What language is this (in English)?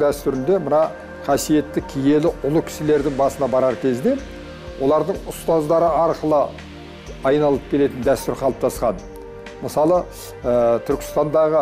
Turkish